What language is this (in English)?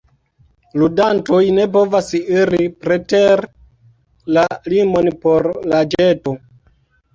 Esperanto